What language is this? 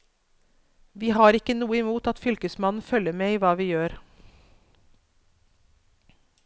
Norwegian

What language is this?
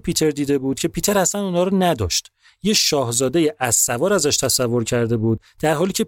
Persian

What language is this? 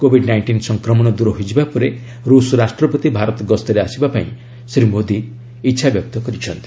Odia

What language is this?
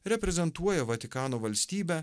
Lithuanian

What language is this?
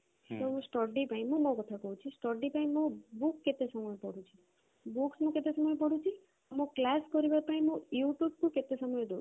Odia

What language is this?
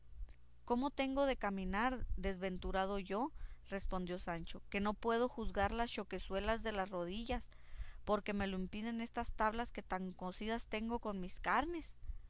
Spanish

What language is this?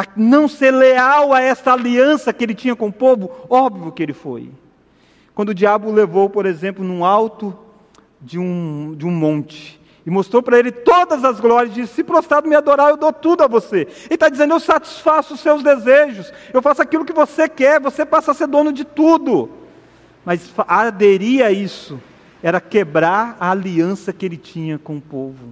Portuguese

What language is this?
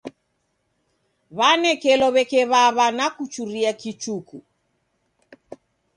Taita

